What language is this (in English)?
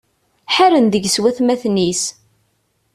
Kabyle